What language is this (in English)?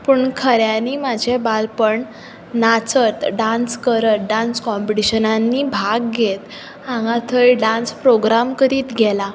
Konkani